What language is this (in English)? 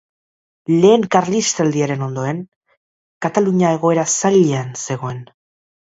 Basque